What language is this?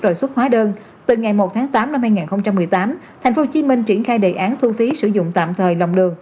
Vietnamese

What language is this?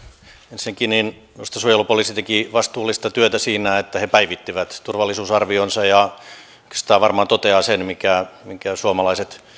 Finnish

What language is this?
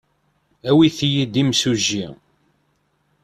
Kabyle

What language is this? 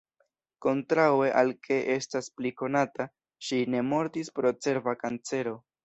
Esperanto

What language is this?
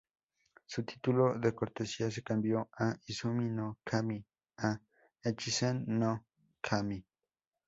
Spanish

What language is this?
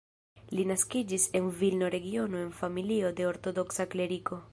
Esperanto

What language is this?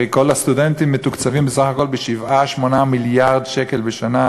Hebrew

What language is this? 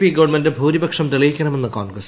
Malayalam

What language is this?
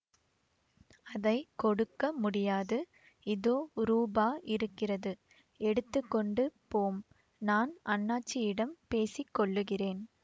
Tamil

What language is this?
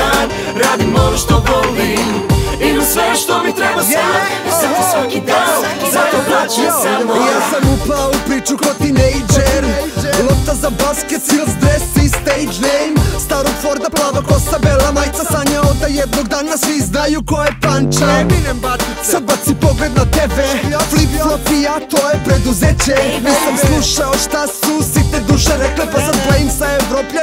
Romanian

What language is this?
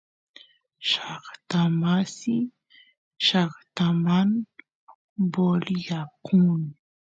Santiago del Estero Quichua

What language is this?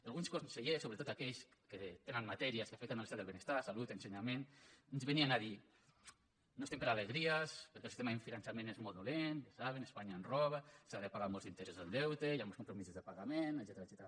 Catalan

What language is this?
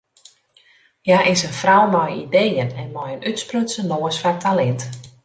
Western Frisian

